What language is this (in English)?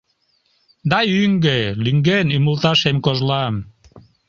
Mari